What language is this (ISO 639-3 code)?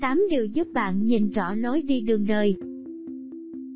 vie